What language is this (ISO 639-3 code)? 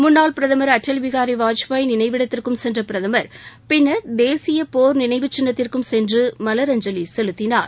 tam